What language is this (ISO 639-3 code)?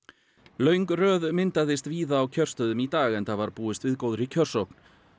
isl